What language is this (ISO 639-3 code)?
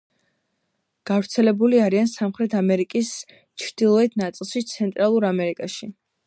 kat